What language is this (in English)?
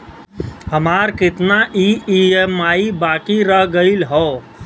Bhojpuri